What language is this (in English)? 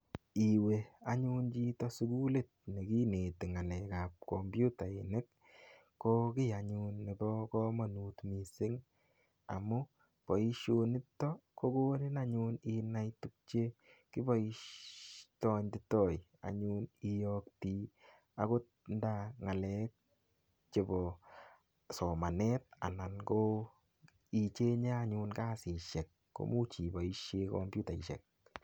Kalenjin